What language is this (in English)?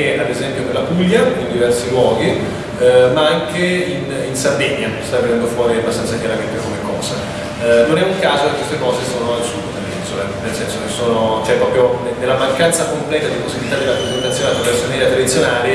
Italian